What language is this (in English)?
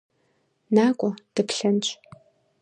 Kabardian